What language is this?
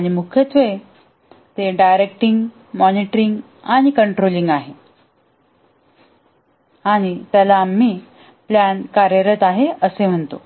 Marathi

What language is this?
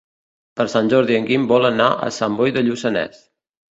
Catalan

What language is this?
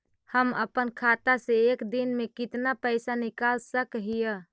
Magahi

